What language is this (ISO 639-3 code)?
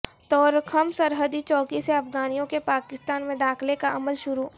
urd